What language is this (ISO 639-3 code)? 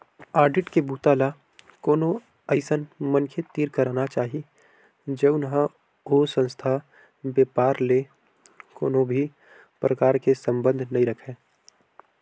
hne